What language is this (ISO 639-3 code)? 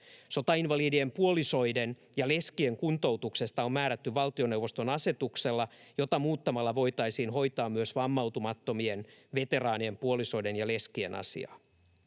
fin